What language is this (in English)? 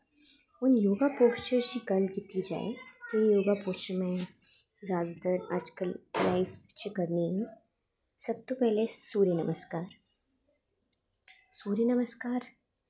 Dogri